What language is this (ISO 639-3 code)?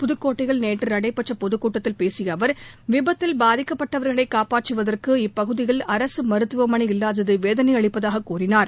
tam